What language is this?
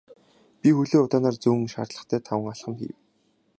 Mongolian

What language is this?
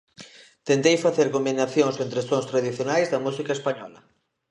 Galician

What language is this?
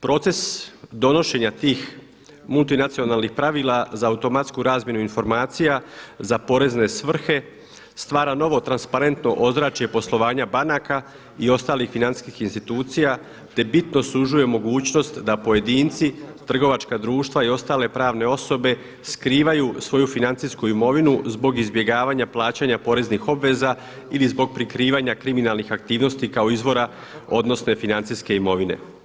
Croatian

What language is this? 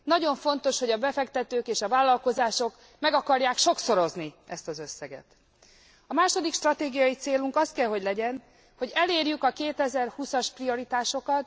Hungarian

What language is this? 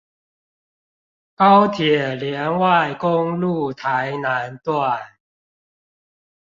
Chinese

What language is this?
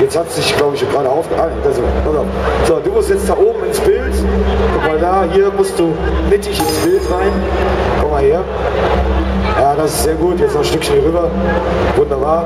German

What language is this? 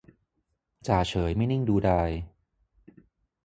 Thai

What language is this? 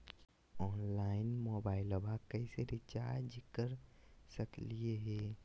Magahi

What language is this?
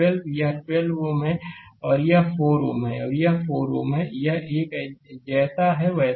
Hindi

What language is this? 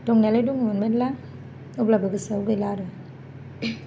Bodo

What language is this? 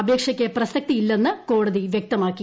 Malayalam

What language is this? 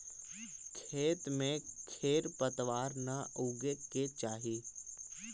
Magahi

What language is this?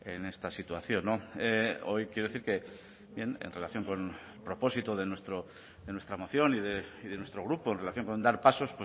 Spanish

